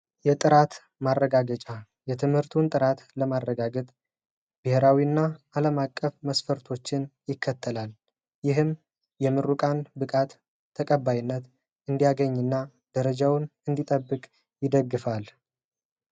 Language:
Amharic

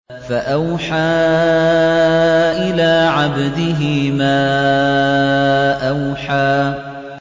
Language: Arabic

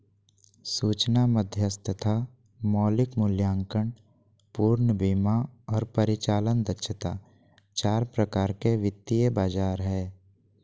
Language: Magahi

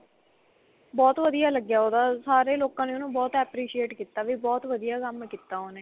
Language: Punjabi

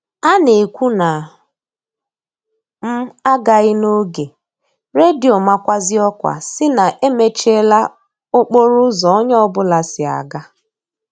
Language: Igbo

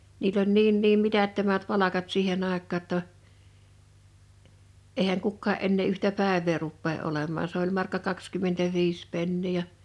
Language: Finnish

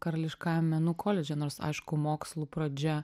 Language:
Lithuanian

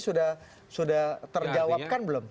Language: Indonesian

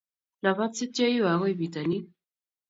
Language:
Kalenjin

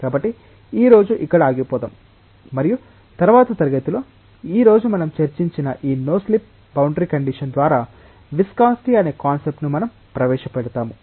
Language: Telugu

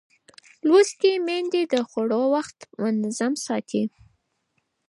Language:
Pashto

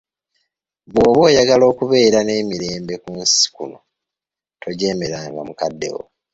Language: Ganda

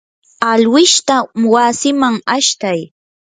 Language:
Yanahuanca Pasco Quechua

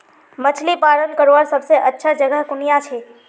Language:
Magahi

